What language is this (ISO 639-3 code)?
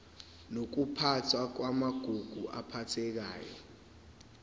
zul